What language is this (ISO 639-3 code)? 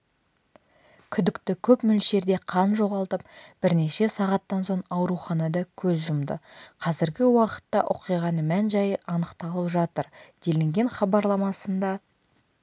kaz